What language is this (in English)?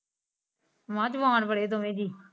Punjabi